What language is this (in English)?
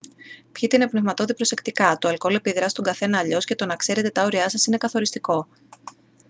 Greek